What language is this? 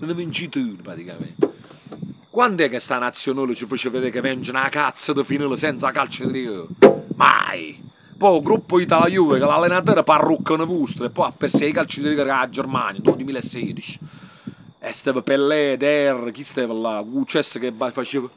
Italian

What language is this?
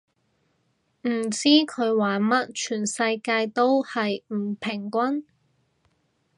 Cantonese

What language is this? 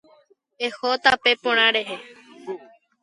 Guarani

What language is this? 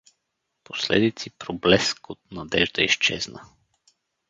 Bulgarian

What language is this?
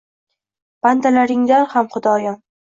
Uzbek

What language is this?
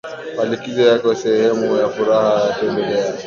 Swahili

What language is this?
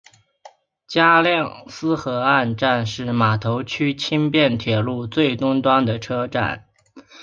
Chinese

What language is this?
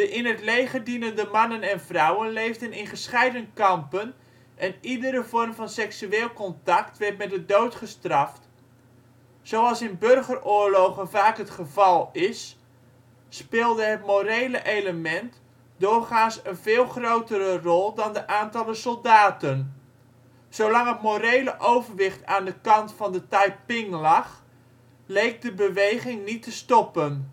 Dutch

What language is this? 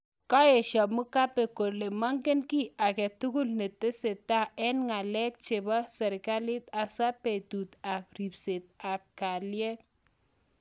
Kalenjin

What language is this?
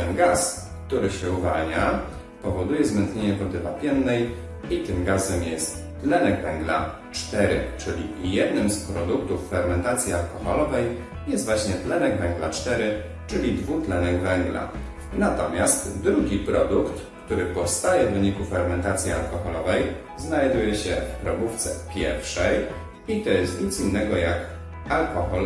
Polish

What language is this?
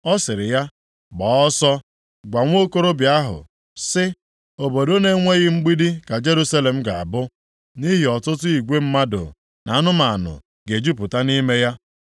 Igbo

